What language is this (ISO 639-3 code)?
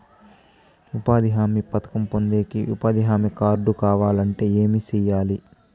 tel